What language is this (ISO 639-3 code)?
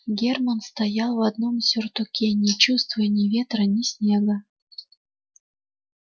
rus